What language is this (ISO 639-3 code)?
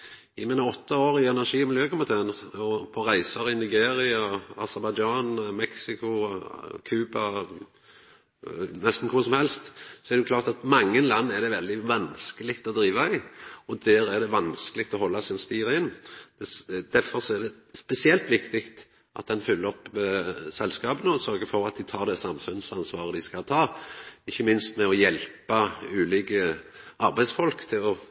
nno